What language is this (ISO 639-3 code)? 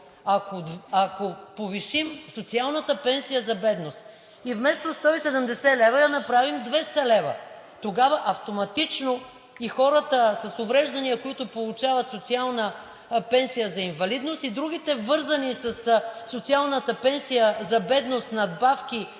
bul